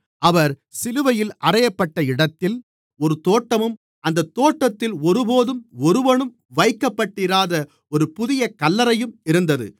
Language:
Tamil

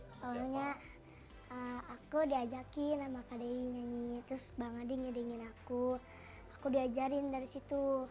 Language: Indonesian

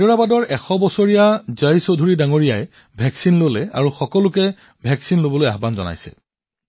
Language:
Assamese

